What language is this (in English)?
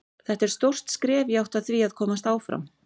Icelandic